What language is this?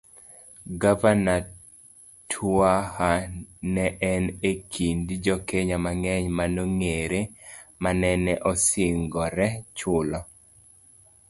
Luo (Kenya and Tanzania)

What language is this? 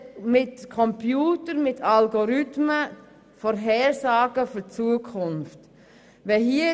Swiss German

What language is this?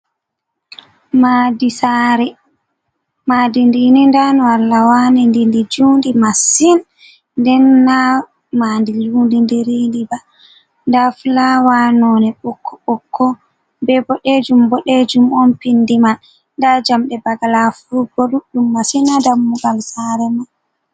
Fula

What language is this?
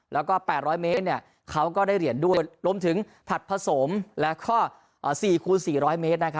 Thai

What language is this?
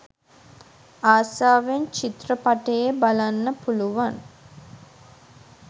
Sinhala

